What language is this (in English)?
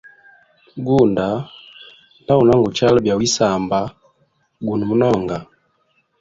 Hemba